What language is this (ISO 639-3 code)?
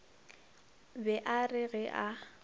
nso